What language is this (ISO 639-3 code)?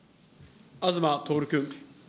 jpn